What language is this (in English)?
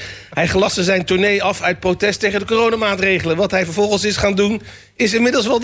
Dutch